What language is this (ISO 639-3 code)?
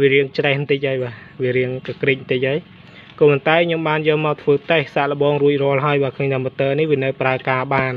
vie